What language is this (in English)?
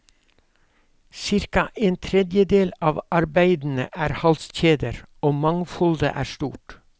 Norwegian